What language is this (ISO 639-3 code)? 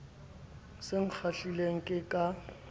sot